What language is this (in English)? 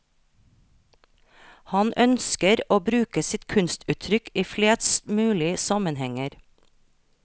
Norwegian